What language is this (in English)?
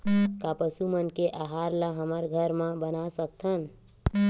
Chhattisgarhi